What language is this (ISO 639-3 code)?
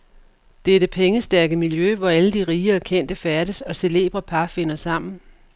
dan